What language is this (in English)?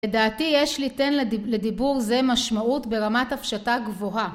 Hebrew